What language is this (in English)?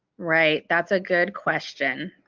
English